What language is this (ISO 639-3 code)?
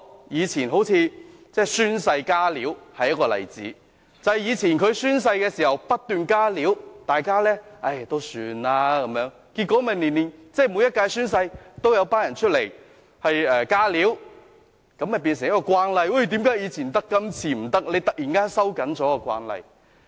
yue